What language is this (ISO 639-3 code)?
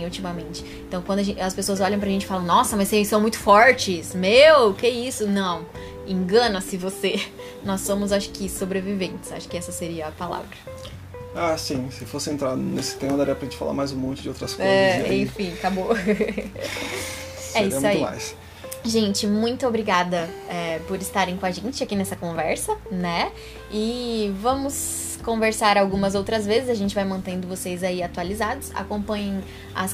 por